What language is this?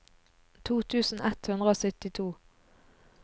Norwegian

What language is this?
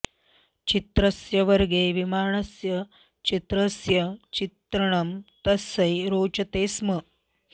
Sanskrit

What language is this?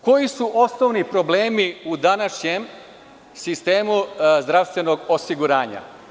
Serbian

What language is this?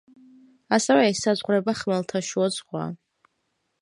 Georgian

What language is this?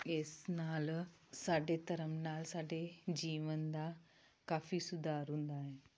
Punjabi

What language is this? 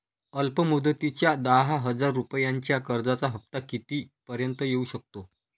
Marathi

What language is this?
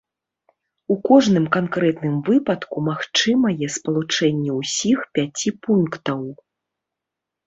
Belarusian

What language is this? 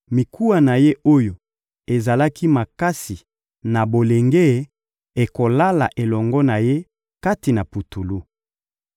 Lingala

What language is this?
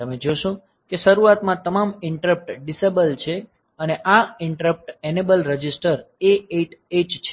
Gujarati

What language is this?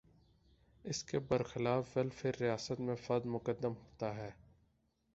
Urdu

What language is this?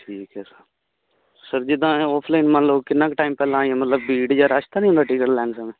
Punjabi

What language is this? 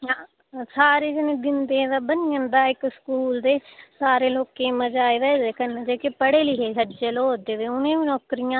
Dogri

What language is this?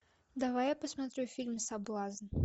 Russian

